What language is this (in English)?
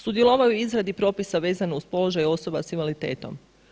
Croatian